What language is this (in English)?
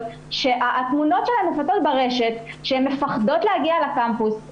Hebrew